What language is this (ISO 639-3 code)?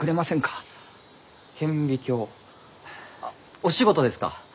jpn